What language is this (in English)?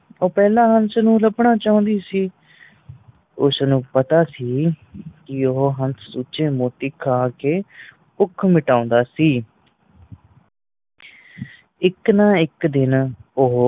Punjabi